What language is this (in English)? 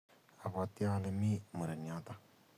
Kalenjin